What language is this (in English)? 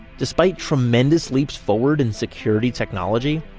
English